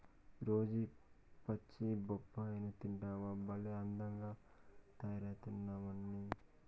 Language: Telugu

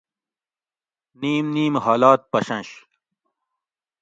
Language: Gawri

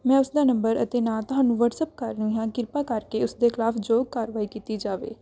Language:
Punjabi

